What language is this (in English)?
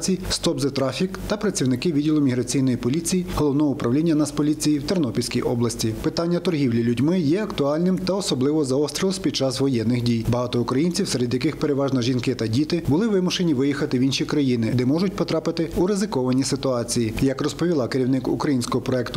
Ukrainian